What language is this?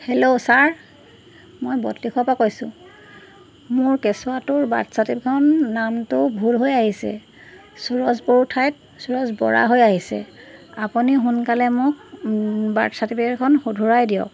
Assamese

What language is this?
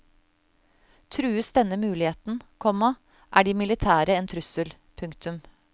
Norwegian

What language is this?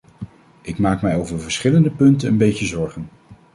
Dutch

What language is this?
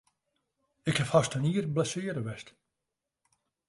Western Frisian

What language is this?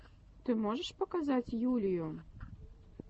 Russian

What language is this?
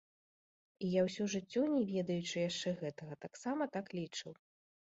Belarusian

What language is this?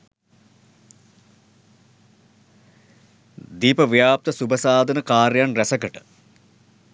Sinhala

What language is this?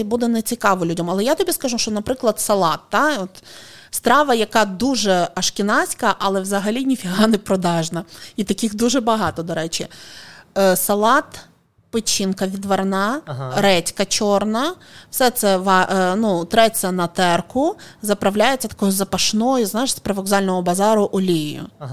Ukrainian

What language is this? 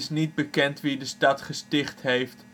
Dutch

